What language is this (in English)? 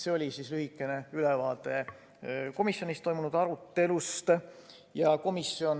Estonian